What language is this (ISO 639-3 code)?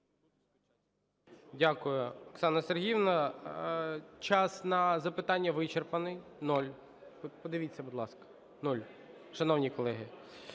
ukr